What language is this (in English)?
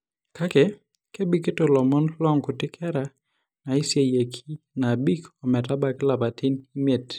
Masai